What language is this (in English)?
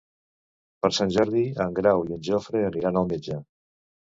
Catalan